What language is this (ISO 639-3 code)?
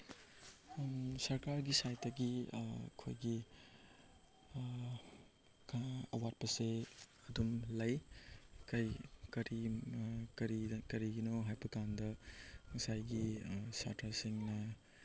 mni